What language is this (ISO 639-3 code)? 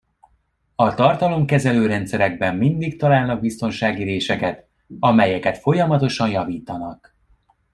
hun